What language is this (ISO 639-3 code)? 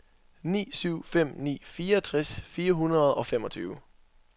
dan